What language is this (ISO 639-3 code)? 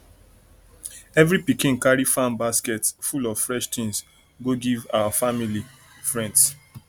pcm